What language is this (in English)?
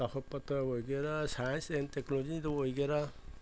Manipuri